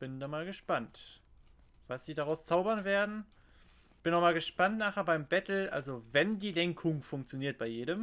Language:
German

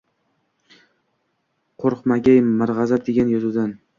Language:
Uzbek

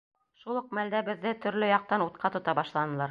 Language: Bashkir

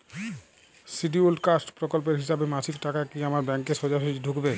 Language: Bangla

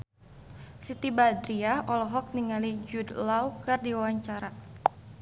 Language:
Sundanese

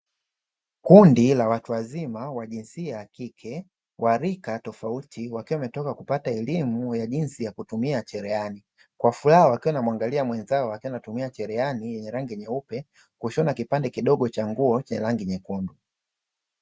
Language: Swahili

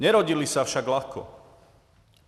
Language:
Czech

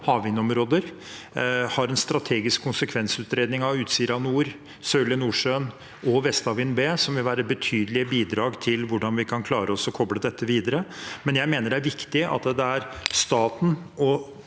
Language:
Norwegian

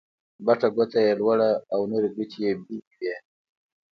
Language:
Pashto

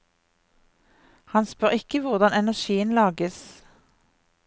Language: Norwegian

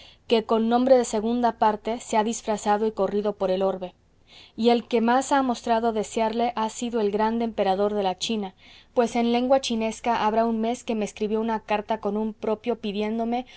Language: Spanish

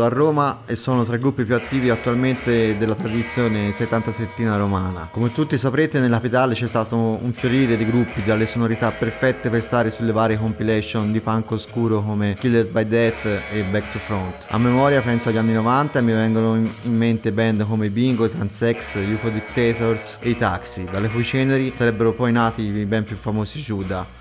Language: Italian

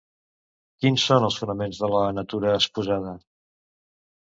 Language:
Catalan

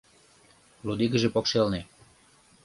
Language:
Mari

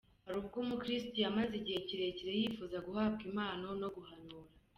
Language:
Kinyarwanda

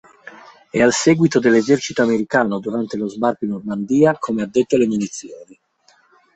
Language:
Italian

